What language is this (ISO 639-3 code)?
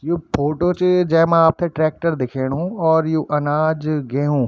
gbm